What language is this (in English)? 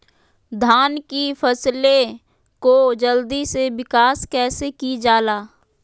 Magahi